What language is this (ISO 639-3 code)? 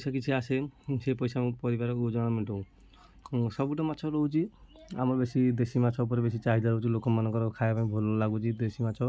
ori